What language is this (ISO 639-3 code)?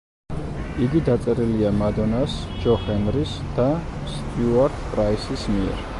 kat